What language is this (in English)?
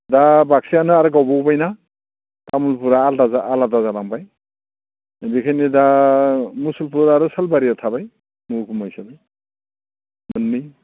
Bodo